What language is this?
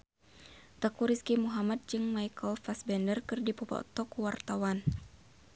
Sundanese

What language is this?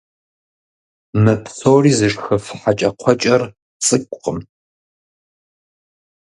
Kabardian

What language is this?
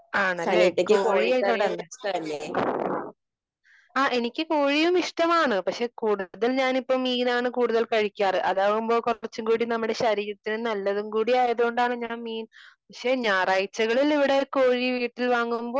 Malayalam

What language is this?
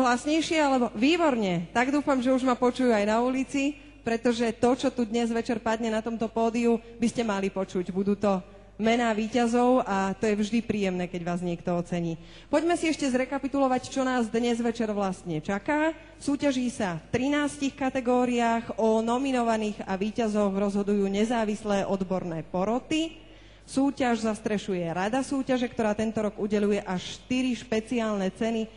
Slovak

